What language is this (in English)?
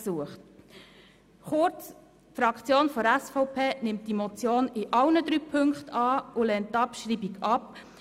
Swiss German